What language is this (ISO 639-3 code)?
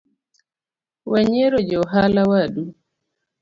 luo